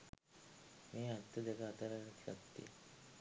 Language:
Sinhala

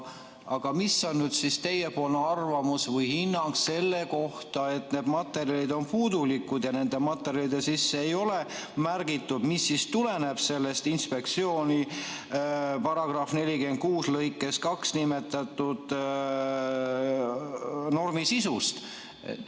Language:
Estonian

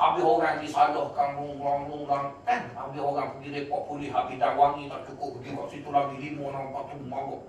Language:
Malay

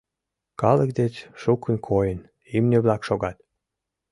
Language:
Mari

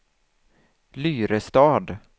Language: Swedish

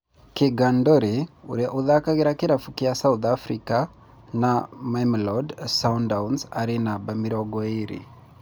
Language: Kikuyu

